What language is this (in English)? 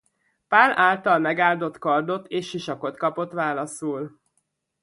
Hungarian